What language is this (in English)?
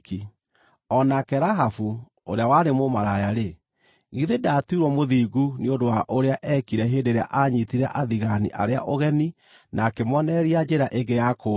Kikuyu